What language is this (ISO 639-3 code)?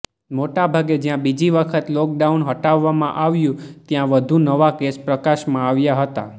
guj